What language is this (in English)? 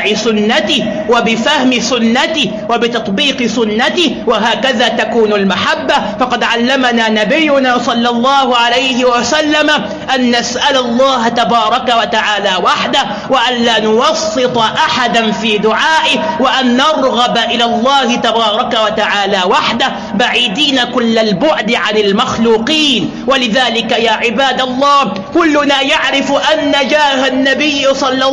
Arabic